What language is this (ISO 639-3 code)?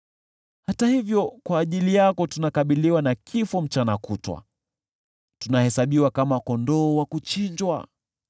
swa